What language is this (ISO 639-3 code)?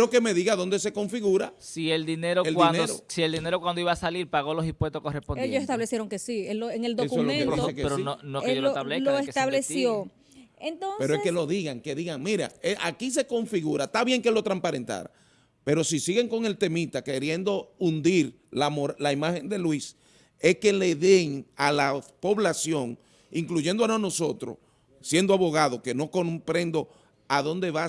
spa